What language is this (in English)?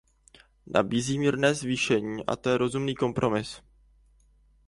Czech